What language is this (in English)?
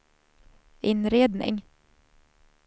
Swedish